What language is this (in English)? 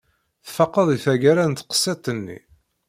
Kabyle